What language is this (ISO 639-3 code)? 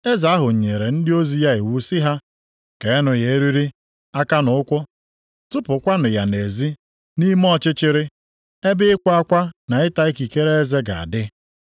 ibo